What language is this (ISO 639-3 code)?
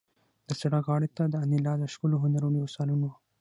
pus